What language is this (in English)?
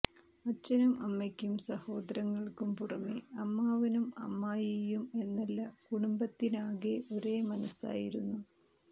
Malayalam